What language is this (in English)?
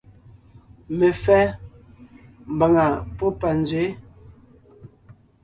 Ngiemboon